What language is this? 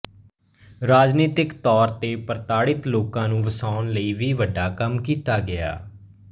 Punjabi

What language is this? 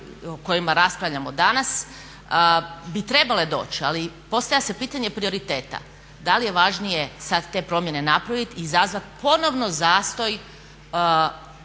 Croatian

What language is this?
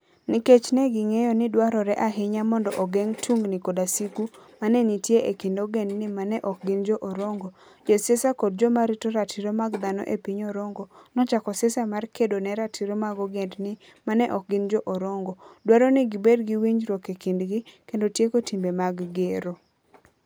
Luo (Kenya and Tanzania)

